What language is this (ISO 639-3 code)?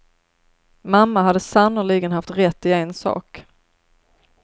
swe